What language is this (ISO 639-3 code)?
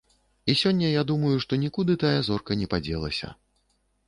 bel